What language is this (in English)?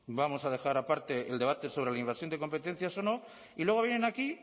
Spanish